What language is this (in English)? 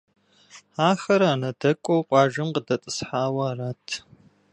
Kabardian